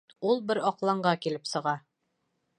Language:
Bashkir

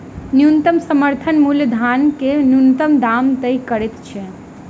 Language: Maithili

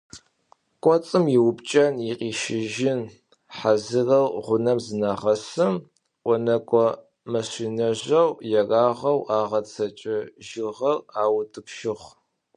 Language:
Adyghe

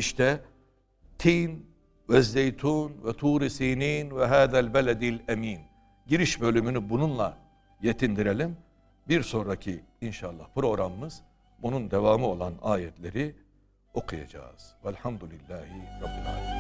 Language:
Turkish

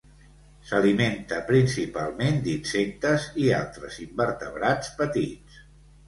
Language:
Catalan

